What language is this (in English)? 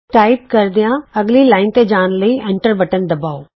Punjabi